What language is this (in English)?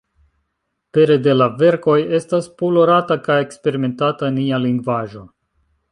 Esperanto